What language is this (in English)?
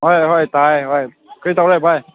Manipuri